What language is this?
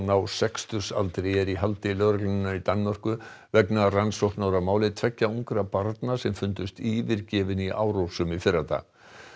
Icelandic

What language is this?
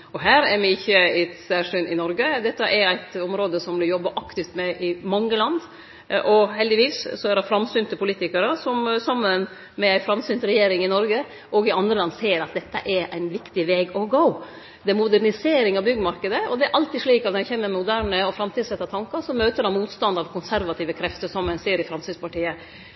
Norwegian Nynorsk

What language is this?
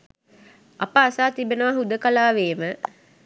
Sinhala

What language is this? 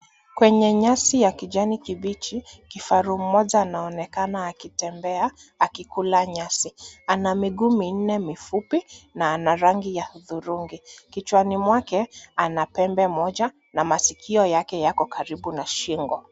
Swahili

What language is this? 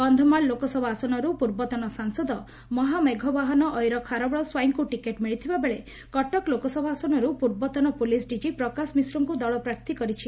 Odia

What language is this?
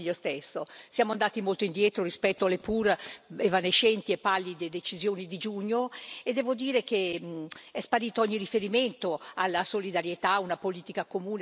Italian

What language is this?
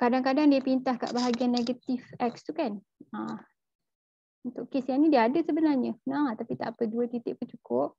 Malay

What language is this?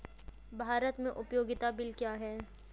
Hindi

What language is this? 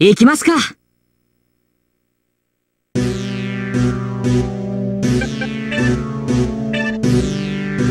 Japanese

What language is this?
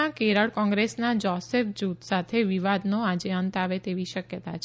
Gujarati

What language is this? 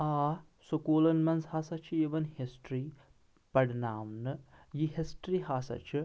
Kashmiri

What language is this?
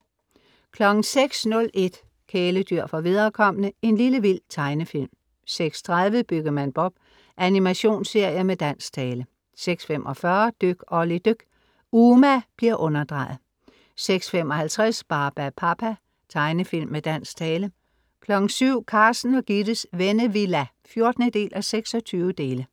Danish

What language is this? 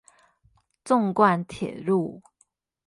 Chinese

